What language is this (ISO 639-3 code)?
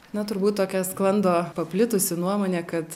lit